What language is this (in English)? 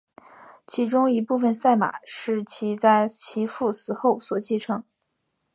Chinese